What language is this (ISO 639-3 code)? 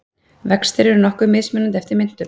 isl